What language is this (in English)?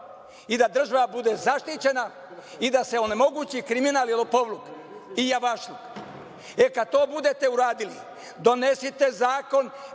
Serbian